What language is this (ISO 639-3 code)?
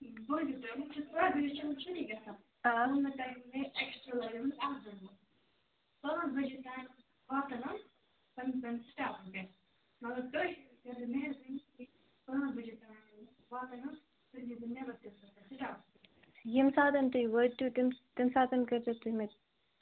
kas